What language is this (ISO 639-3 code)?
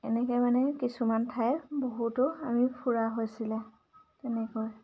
asm